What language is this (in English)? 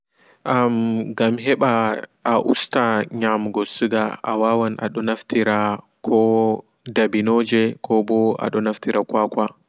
Fula